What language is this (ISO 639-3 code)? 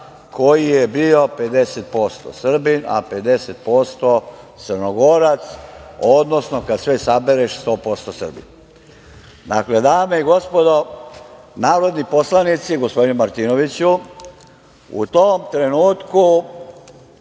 srp